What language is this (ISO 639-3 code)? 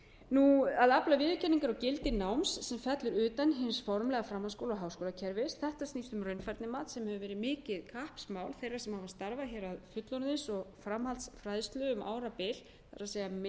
isl